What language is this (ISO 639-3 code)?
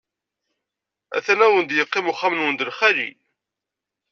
kab